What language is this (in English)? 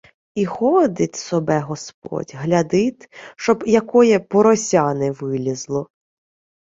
Ukrainian